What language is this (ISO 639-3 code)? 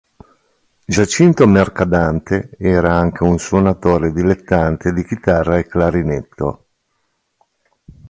ita